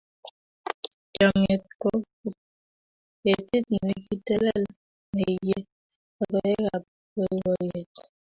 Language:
Kalenjin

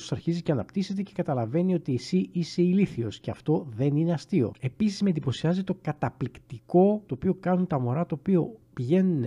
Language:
Greek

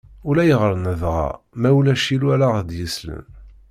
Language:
Kabyle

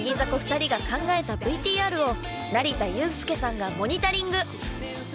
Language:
Japanese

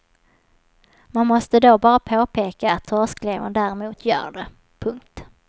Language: Swedish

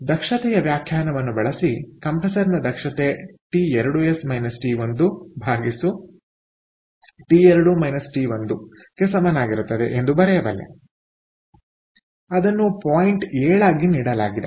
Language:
Kannada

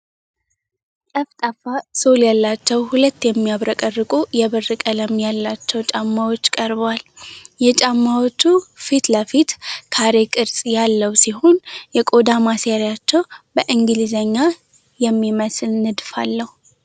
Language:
Amharic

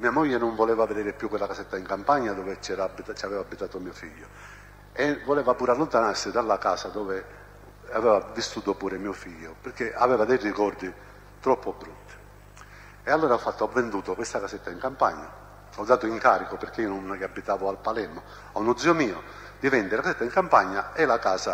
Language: Italian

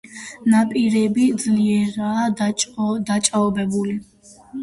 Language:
Georgian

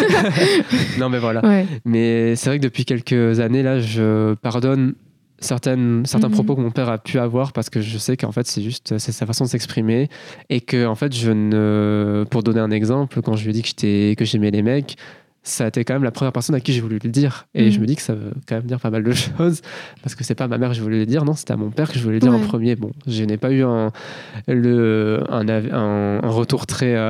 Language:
French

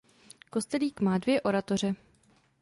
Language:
Czech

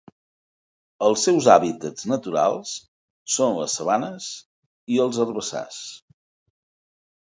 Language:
Catalan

